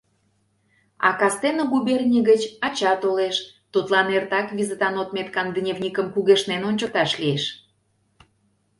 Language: Mari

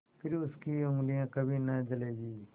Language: Hindi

